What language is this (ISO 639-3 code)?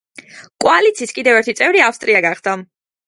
kat